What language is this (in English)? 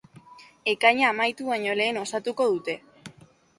Basque